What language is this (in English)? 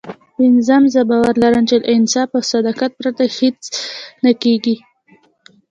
Pashto